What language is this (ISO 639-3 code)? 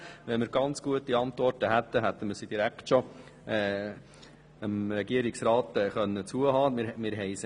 gsw